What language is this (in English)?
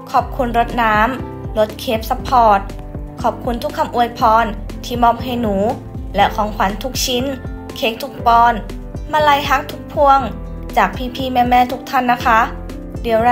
Thai